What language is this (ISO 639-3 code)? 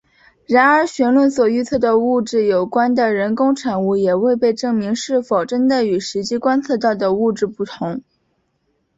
zho